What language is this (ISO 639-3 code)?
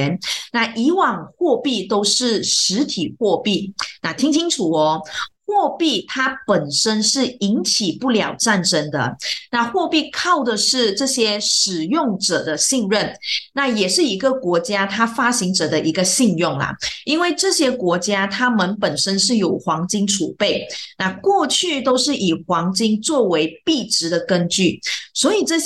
zho